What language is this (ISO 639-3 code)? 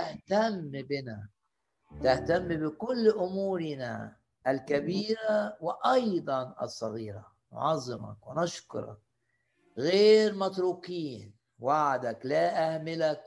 ara